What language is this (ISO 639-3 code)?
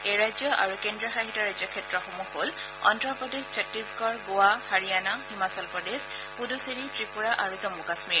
asm